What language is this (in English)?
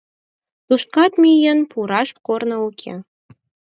Mari